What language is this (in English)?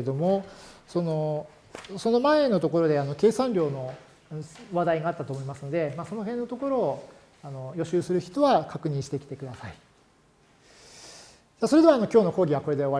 Japanese